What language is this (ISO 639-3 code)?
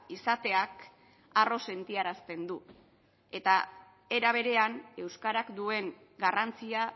eus